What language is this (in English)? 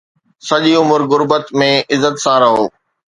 Sindhi